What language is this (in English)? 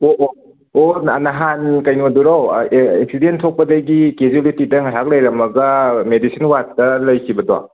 Manipuri